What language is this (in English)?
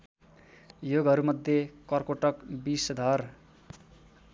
Nepali